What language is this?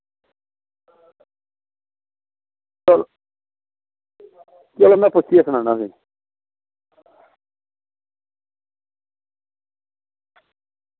Dogri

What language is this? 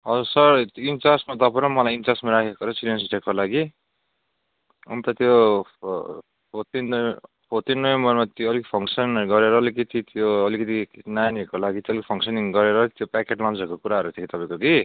Nepali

